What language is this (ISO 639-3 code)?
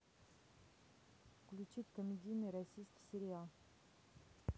rus